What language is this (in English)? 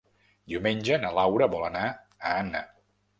Catalan